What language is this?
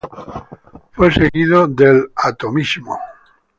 Spanish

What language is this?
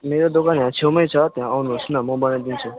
Nepali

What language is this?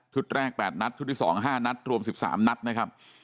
Thai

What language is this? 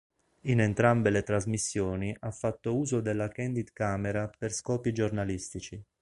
Italian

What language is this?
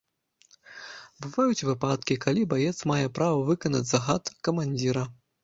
Belarusian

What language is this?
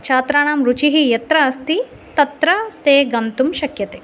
Sanskrit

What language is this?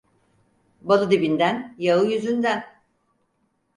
Turkish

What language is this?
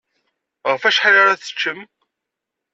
Kabyle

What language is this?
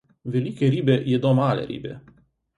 Slovenian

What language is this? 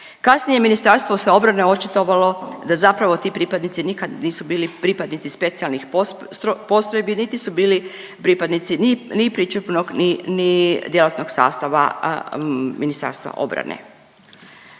Croatian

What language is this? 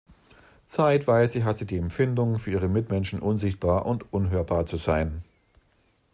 German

